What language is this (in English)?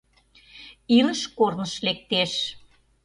Mari